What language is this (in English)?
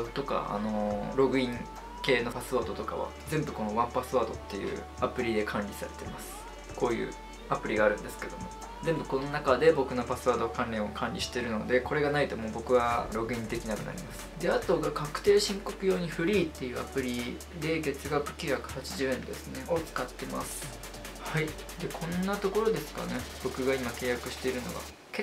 Japanese